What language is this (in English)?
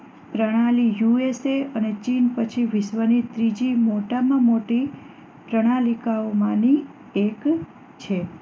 Gujarati